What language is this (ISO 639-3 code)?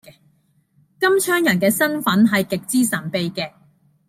yue